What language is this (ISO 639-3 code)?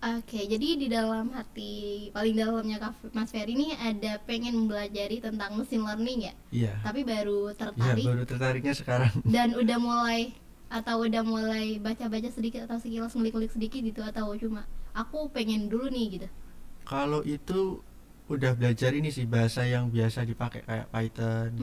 ind